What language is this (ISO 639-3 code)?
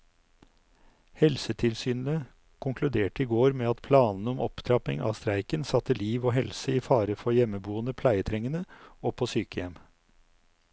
nor